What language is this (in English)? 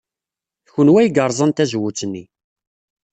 Kabyle